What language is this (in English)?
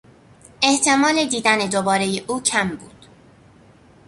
Persian